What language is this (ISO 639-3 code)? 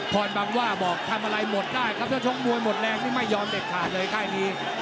tha